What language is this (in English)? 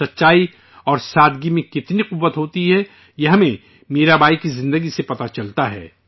Urdu